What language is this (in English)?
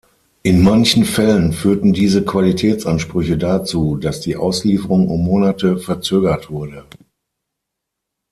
German